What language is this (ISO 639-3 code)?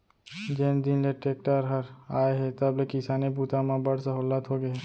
hne